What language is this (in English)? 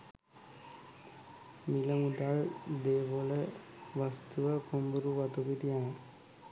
Sinhala